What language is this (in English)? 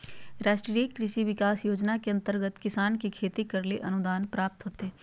Magahi